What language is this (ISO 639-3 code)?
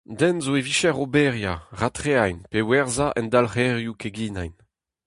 bre